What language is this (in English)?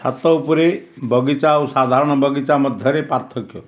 Odia